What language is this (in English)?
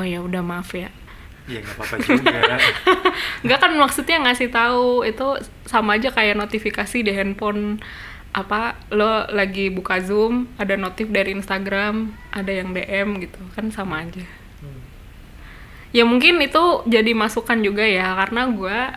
Indonesian